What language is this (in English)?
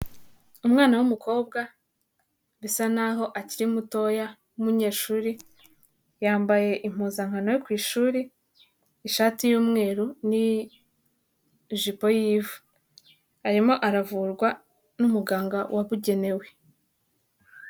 Kinyarwanda